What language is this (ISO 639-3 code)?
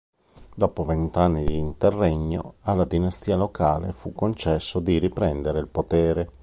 ita